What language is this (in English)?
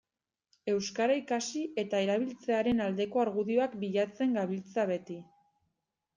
Basque